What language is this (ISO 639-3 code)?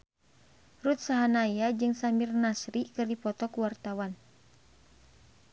sun